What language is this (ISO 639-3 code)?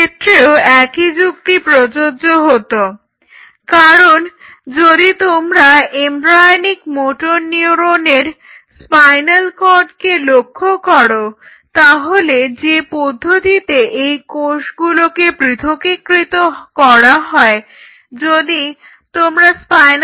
ben